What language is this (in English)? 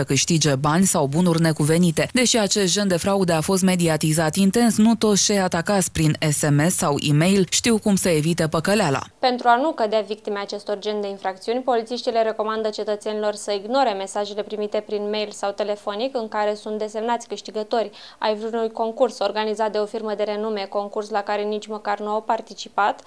Romanian